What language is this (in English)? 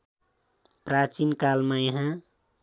Nepali